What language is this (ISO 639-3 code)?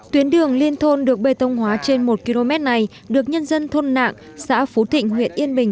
vie